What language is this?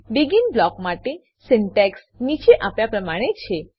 Gujarati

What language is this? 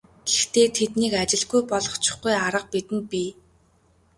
Mongolian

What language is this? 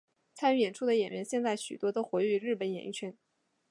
Chinese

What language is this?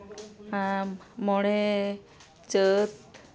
Santali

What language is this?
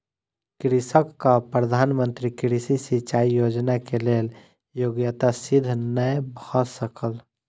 Maithili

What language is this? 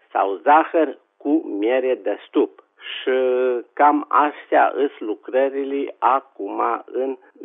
Romanian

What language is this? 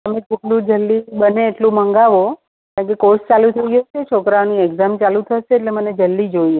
Gujarati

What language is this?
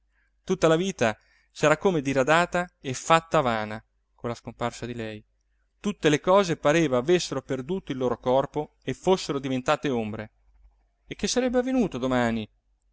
Italian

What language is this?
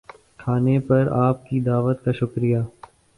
Urdu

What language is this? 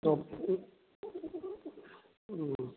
Manipuri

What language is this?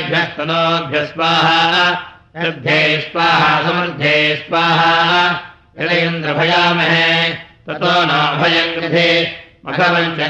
Russian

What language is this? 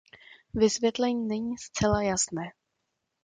Czech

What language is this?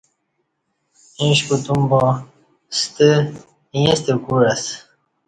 Kati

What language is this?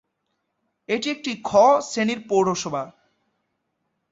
Bangla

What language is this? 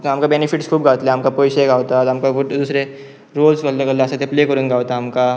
Konkani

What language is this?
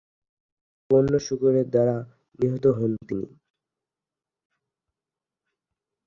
Bangla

